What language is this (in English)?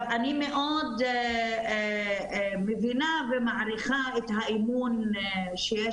Hebrew